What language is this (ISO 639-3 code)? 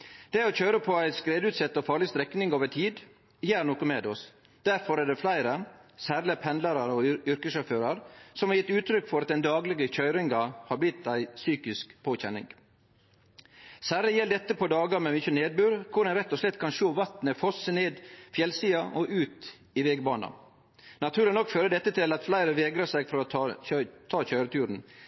nno